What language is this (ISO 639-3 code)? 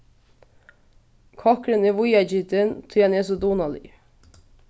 fao